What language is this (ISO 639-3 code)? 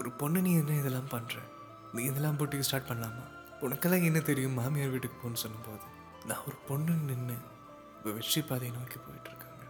tam